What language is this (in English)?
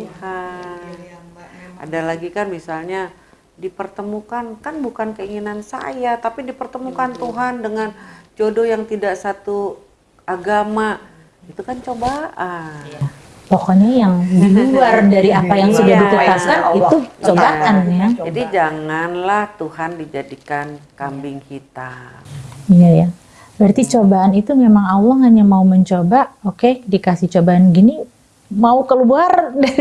Indonesian